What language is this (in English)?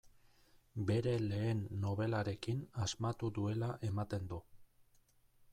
Basque